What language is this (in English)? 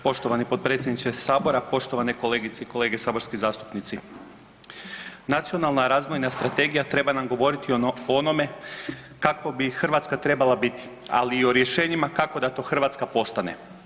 Croatian